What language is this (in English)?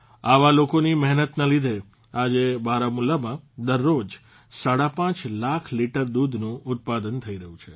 Gujarati